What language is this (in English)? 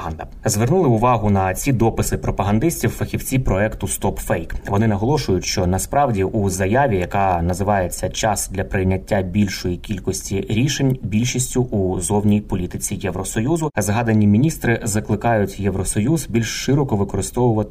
Ukrainian